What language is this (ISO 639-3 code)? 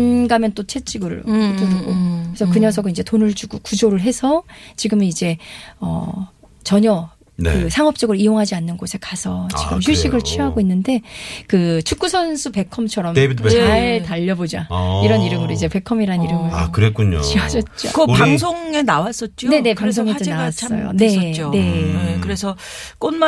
kor